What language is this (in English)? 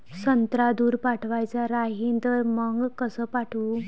Marathi